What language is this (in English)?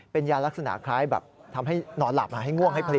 Thai